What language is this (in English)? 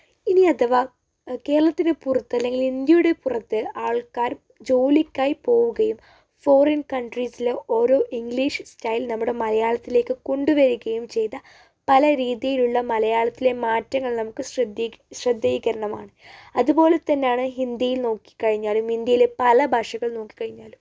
Malayalam